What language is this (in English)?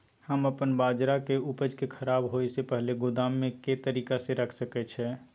Maithili